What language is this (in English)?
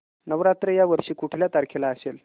Marathi